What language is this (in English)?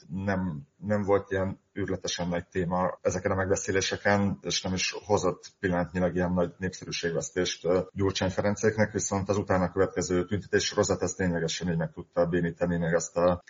Hungarian